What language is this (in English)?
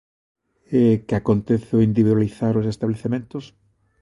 Galician